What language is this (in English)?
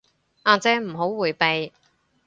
Cantonese